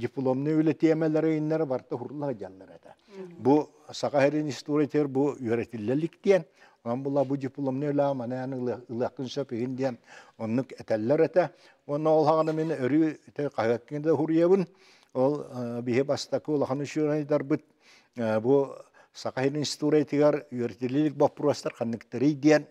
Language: Turkish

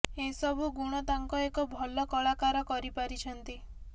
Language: Odia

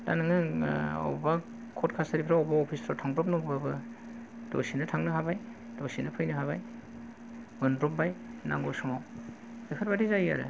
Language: Bodo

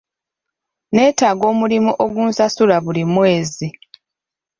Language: Ganda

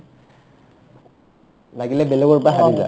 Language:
Assamese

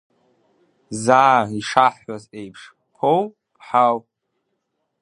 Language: Abkhazian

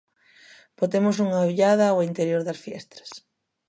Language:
Galician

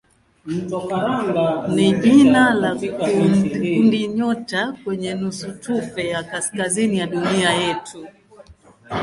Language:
Swahili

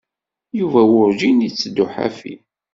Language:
Kabyle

